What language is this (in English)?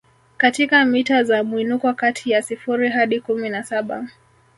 Swahili